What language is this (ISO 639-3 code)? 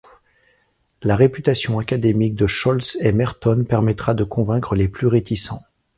fra